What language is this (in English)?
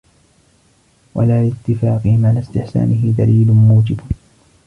Arabic